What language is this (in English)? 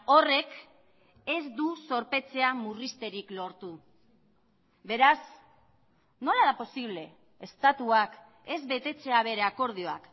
Basque